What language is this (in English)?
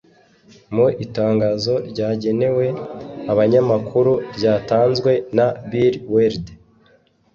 Kinyarwanda